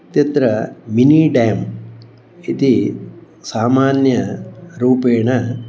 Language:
Sanskrit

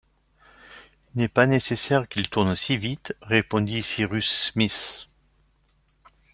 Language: French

